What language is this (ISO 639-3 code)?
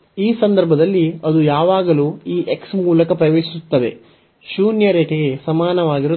kan